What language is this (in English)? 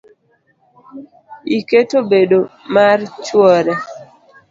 Luo (Kenya and Tanzania)